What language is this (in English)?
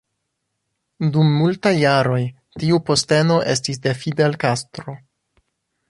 Esperanto